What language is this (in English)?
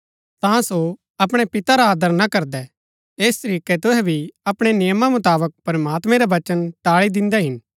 Gaddi